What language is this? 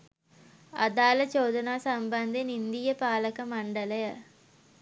Sinhala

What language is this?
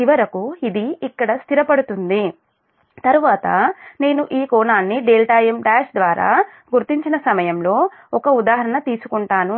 Telugu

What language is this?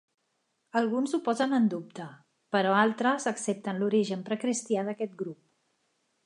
Catalan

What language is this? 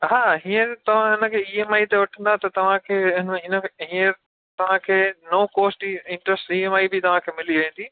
Sindhi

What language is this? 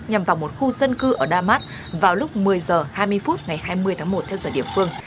Vietnamese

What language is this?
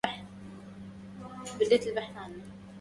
Arabic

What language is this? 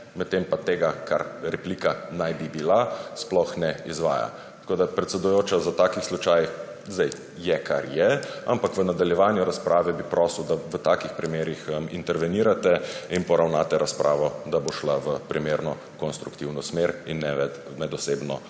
Slovenian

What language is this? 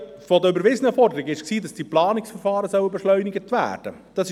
Swiss German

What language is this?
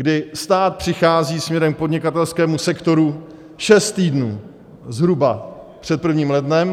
Czech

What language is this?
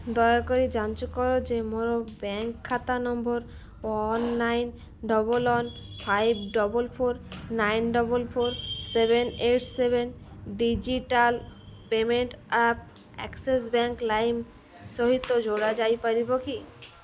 Odia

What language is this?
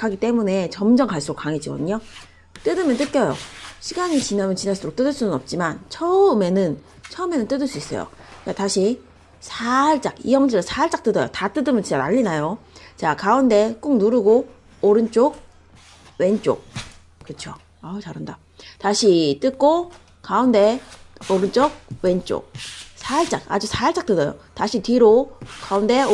Korean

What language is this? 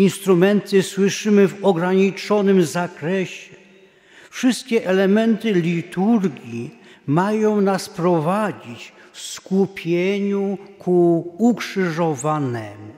Polish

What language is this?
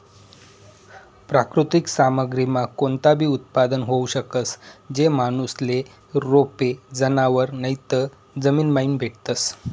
Marathi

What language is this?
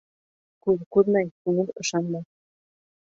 Bashkir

